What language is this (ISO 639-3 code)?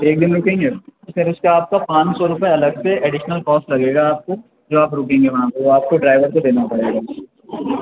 urd